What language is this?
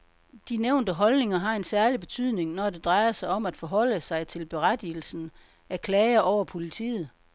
Danish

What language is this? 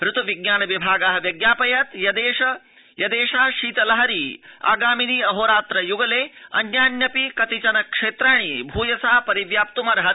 Sanskrit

